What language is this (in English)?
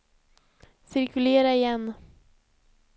Swedish